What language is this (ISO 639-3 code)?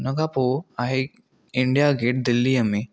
snd